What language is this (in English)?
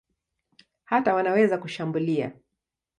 Swahili